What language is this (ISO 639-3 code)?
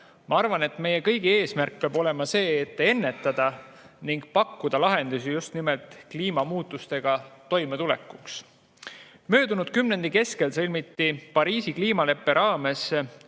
est